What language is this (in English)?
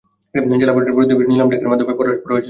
Bangla